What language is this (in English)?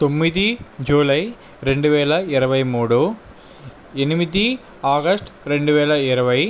Telugu